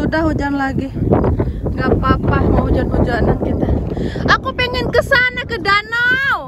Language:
Indonesian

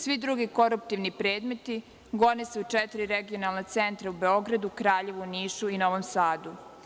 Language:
Serbian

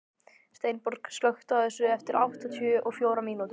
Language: Icelandic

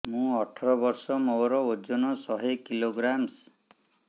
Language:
Odia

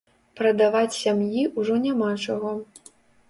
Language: Belarusian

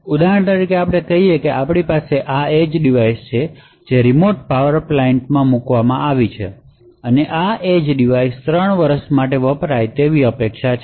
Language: Gujarati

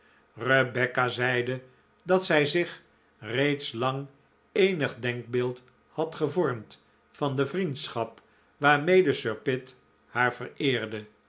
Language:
Dutch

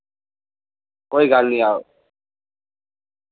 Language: Dogri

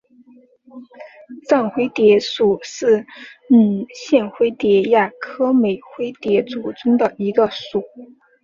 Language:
Chinese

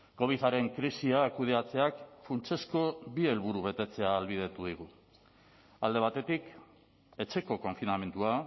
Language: Basque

